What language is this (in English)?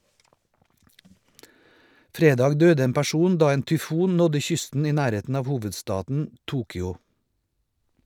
Norwegian